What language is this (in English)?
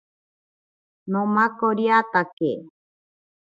Ashéninka Perené